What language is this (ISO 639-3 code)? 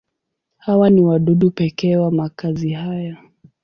swa